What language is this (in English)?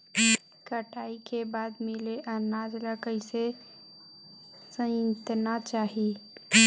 Chhattisgarhi